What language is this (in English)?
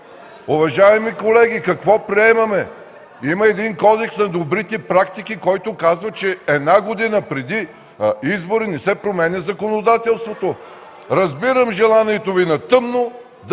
Bulgarian